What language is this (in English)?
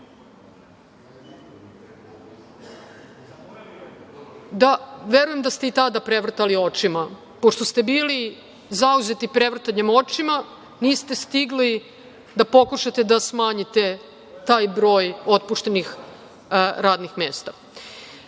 Serbian